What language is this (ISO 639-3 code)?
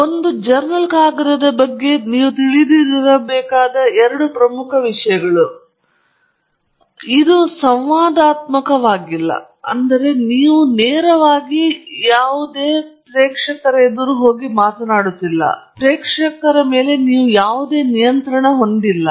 kan